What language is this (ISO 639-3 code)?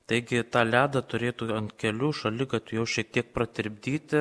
lit